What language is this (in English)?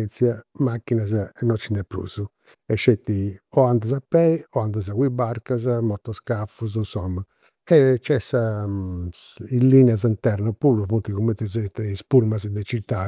Campidanese Sardinian